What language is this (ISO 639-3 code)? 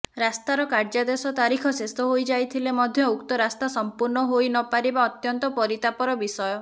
ori